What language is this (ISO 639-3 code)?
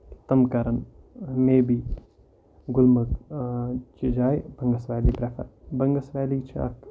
kas